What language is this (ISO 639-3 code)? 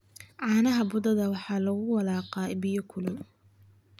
som